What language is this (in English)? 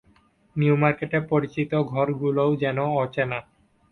Bangla